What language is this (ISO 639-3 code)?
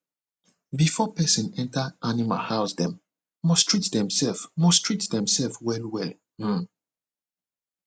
pcm